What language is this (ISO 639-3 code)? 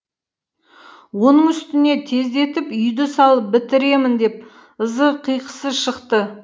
kaz